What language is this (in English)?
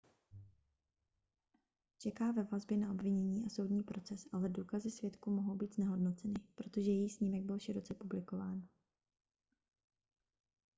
Czech